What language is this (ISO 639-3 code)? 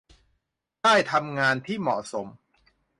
tha